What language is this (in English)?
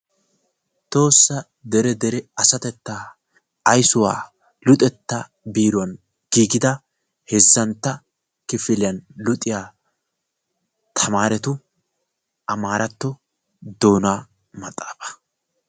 Wolaytta